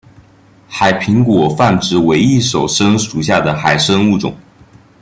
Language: Chinese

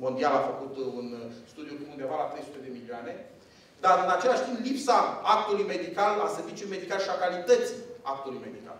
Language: Romanian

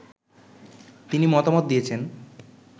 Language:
Bangla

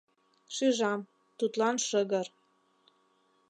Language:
Mari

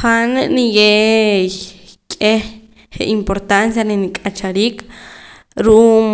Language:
Poqomam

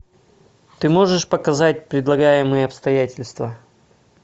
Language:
Russian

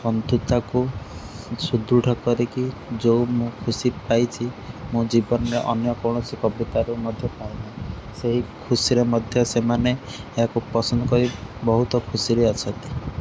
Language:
Odia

